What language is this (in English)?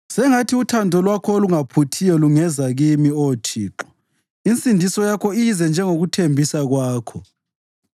North Ndebele